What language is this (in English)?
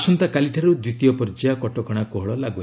Odia